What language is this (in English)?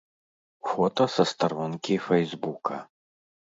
Belarusian